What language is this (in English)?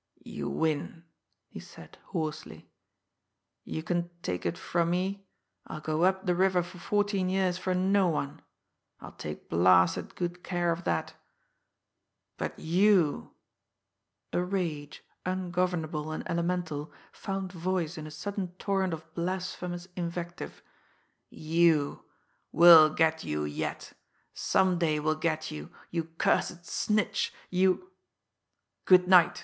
English